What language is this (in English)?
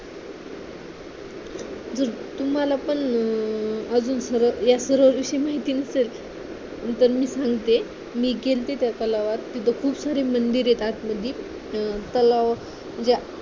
Marathi